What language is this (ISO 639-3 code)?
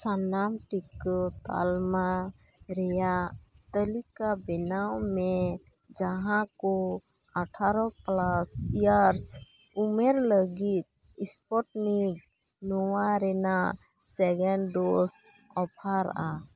sat